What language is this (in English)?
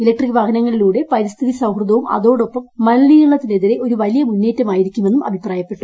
Malayalam